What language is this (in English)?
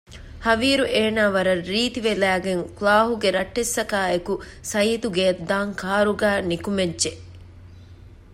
Divehi